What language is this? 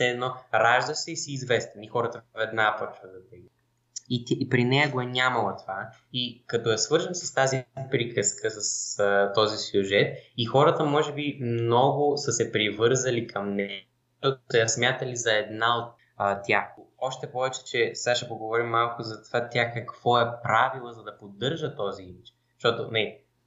Bulgarian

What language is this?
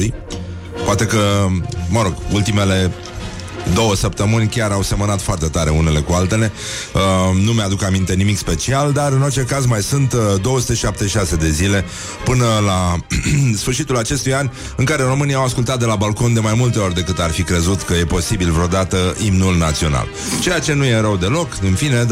Romanian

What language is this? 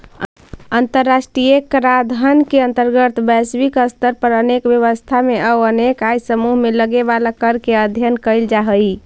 Magahi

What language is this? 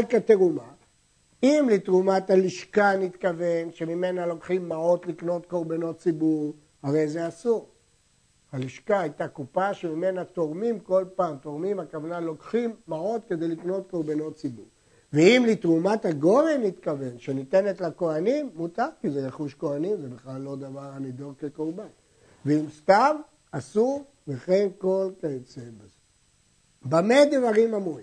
Hebrew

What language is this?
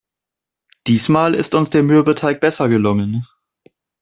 German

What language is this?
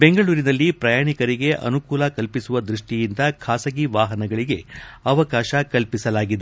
Kannada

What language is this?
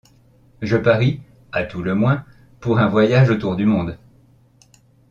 French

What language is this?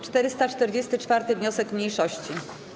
Polish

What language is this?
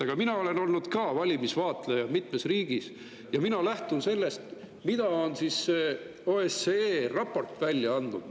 Estonian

